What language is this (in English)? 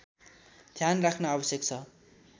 Nepali